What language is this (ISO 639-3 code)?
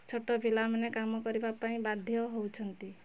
ori